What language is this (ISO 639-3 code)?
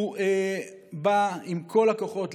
heb